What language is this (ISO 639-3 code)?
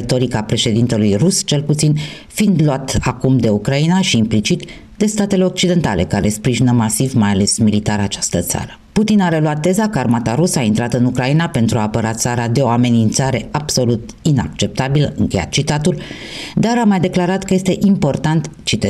ron